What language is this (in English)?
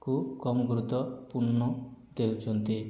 Odia